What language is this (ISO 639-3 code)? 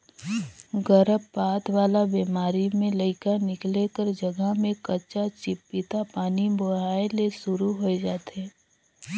hne